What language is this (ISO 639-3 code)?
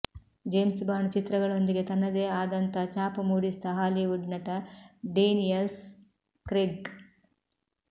kan